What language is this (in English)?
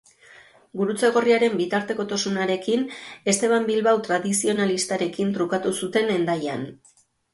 Basque